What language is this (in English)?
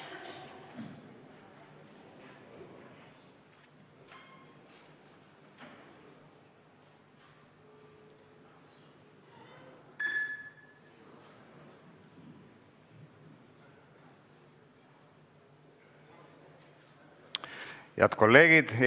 Estonian